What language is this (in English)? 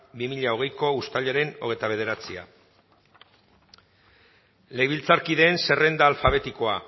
Basque